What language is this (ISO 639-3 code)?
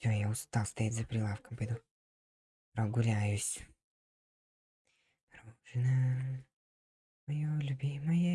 rus